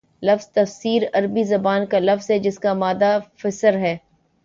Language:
Urdu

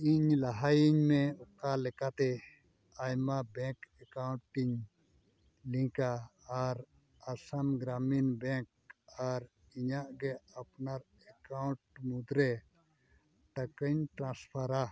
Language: Santali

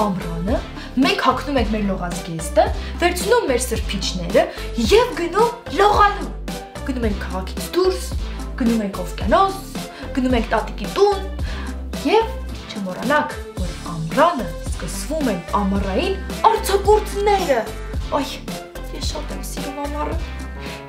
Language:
Romanian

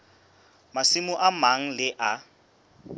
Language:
Southern Sotho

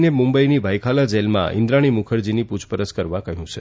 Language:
Gujarati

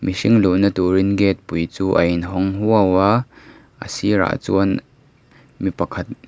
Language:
Mizo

